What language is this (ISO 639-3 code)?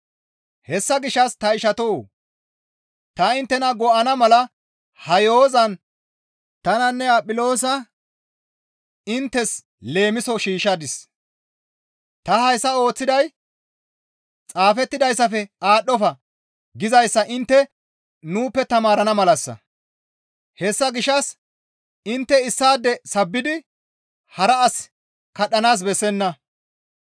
gmv